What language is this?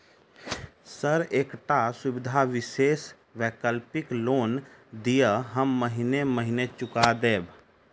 Maithili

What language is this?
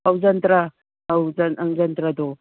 Manipuri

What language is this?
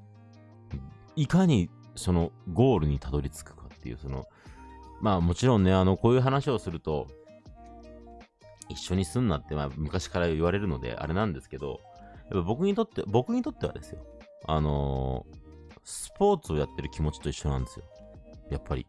Japanese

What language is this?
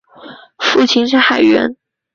Chinese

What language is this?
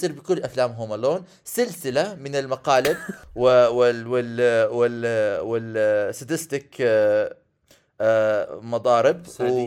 Arabic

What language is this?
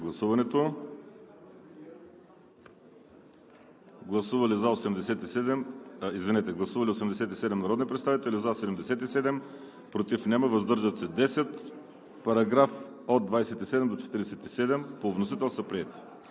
Bulgarian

